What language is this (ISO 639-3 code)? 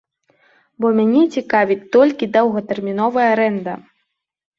bel